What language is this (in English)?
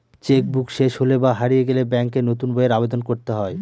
Bangla